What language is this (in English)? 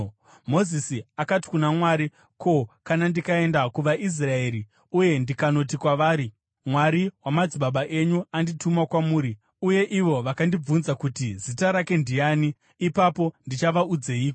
Shona